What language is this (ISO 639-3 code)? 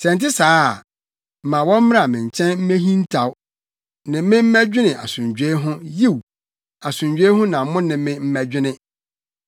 aka